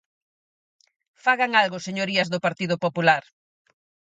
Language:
Galician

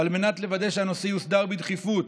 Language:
Hebrew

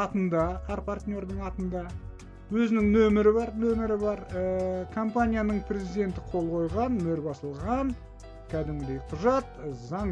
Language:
Turkish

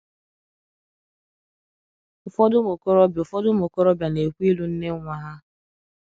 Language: Igbo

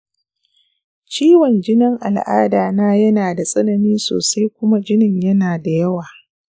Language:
Hausa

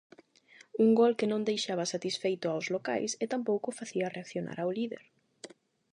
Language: Galician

